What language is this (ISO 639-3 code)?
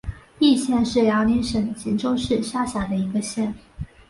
zho